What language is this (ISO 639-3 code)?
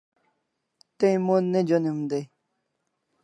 kls